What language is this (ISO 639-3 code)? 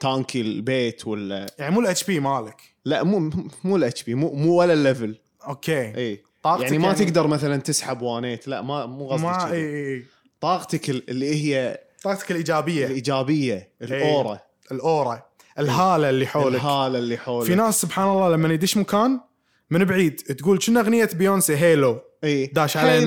ara